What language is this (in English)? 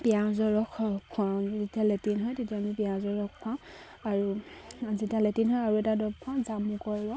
Assamese